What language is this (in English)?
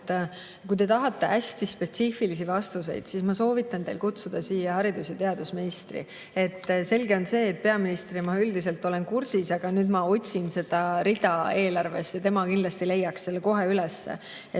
Estonian